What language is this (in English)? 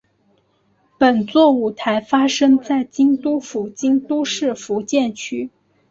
Chinese